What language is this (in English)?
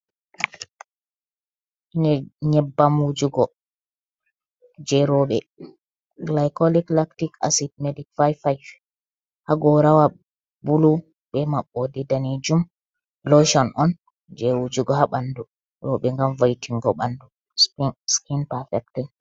Fula